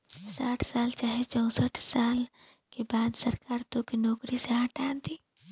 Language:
Bhojpuri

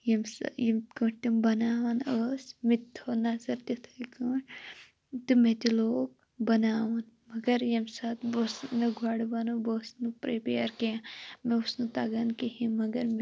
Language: Kashmiri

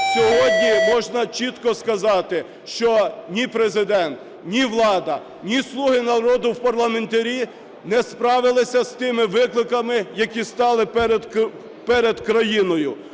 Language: Ukrainian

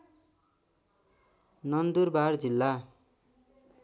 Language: Nepali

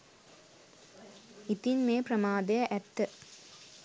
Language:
Sinhala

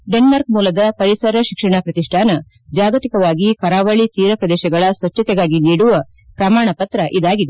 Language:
Kannada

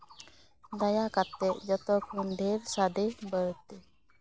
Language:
Santali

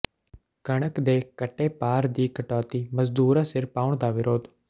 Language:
Punjabi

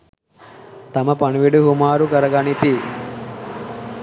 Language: Sinhala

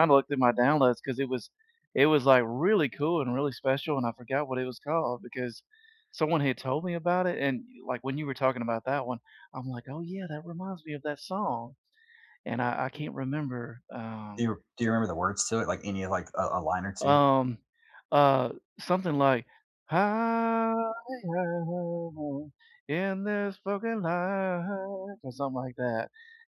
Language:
English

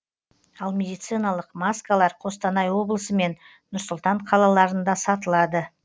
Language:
Kazakh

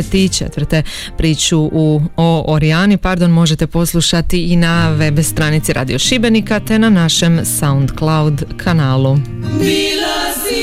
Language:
Croatian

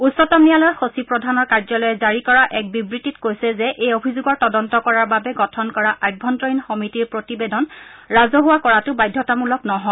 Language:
Assamese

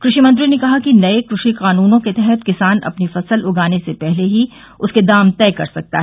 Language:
Hindi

